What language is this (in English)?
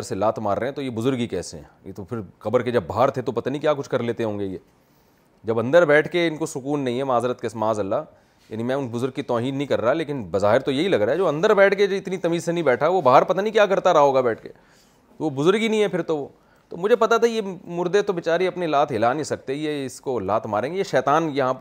Urdu